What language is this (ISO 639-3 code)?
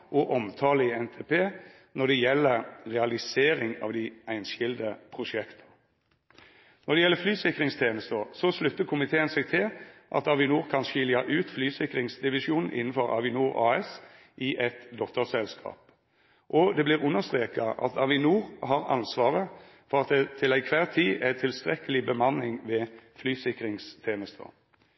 nno